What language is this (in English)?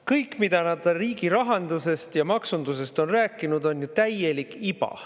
Estonian